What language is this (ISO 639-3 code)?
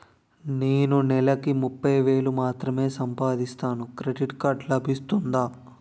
tel